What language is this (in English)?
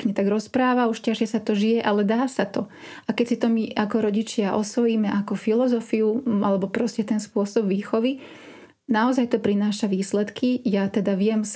Slovak